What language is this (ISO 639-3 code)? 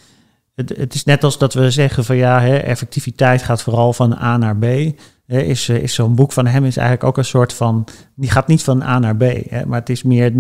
nld